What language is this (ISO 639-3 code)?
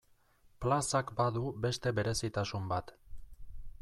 eus